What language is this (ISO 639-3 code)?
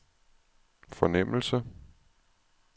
dan